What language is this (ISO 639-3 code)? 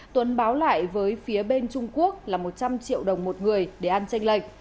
vie